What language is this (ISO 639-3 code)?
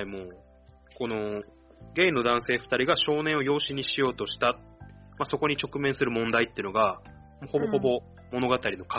jpn